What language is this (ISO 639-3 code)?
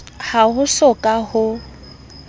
sot